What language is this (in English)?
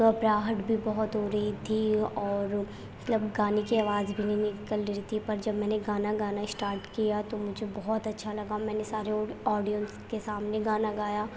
Urdu